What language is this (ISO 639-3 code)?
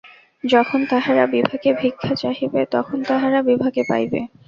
ben